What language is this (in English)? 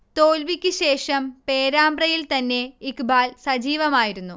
Malayalam